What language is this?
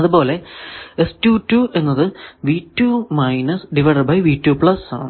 Malayalam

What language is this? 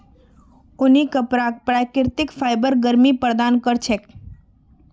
Magahi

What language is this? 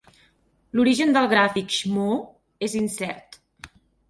Catalan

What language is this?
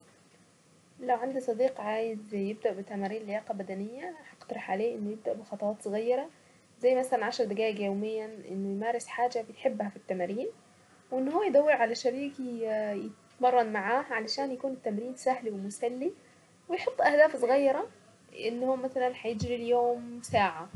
Saidi Arabic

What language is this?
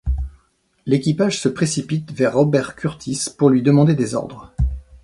French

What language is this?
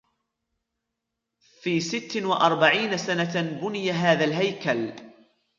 Arabic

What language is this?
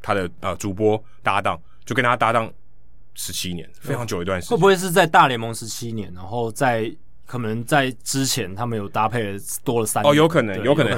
Chinese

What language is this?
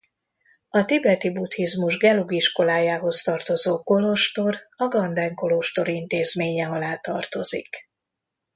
Hungarian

